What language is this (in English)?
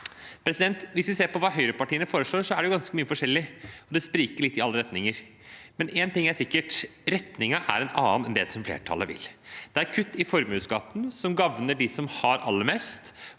Norwegian